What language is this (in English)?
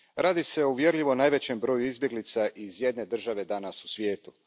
Croatian